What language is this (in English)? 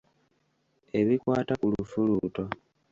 Ganda